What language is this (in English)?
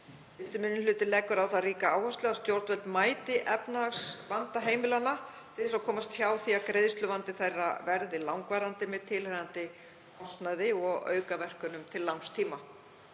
Icelandic